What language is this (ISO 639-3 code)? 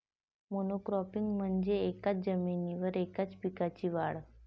mar